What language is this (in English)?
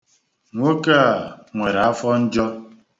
Igbo